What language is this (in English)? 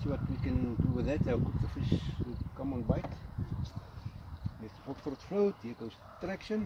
English